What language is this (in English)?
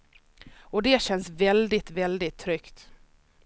Swedish